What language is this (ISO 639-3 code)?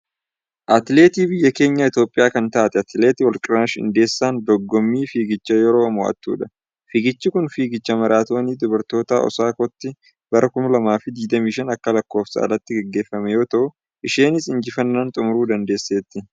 orm